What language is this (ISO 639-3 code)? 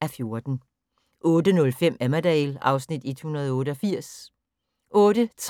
dan